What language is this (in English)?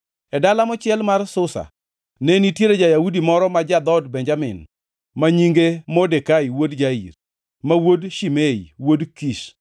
Luo (Kenya and Tanzania)